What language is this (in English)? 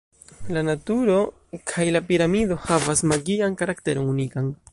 Esperanto